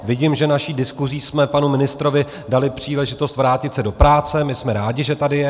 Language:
Czech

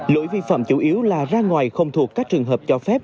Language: Vietnamese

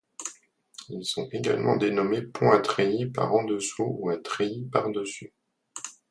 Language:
French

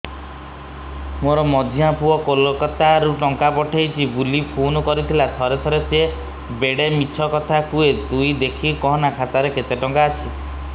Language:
Odia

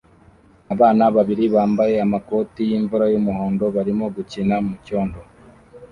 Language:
Kinyarwanda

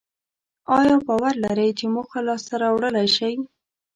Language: Pashto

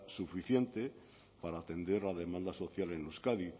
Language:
Spanish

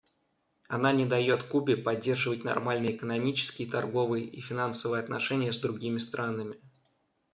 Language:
Russian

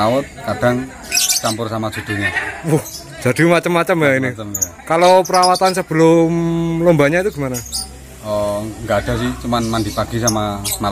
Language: Indonesian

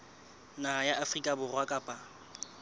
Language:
Southern Sotho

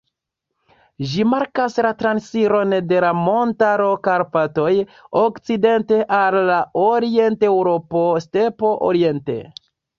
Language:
Esperanto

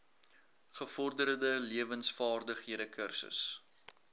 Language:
Afrikaans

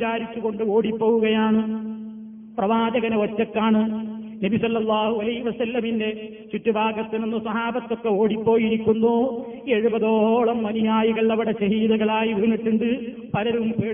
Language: Malayalam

